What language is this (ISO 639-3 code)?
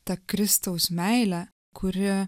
lit